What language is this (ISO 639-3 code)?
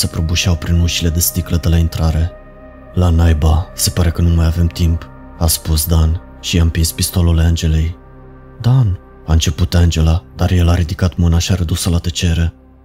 ron